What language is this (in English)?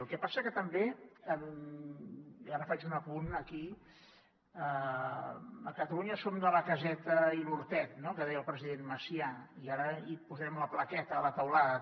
Catalan